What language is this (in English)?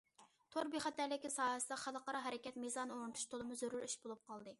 Uyghur